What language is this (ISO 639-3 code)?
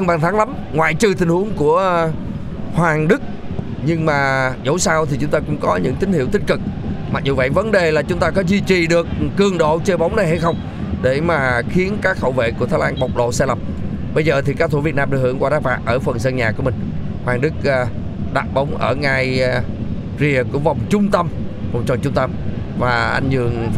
vie